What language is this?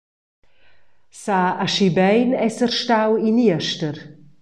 Romansh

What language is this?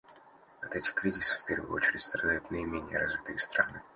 Russian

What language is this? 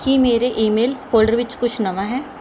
Punjabi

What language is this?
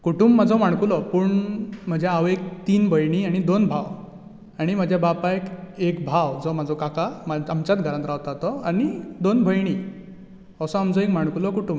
Konkani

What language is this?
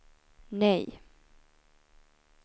Swedish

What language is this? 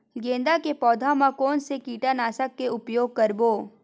Chhattisgarhi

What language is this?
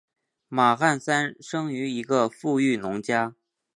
Chinese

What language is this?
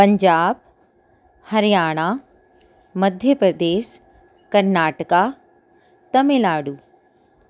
Punjabi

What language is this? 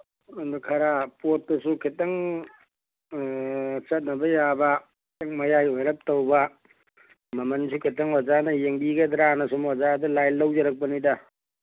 Manipuri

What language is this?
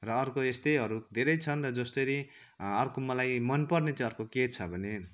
Nepali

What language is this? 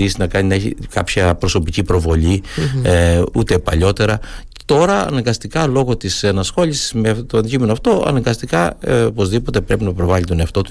Greek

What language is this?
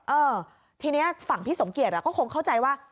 Thai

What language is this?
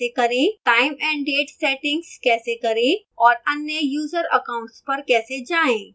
Hindi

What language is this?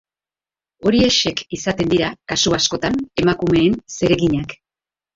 Basque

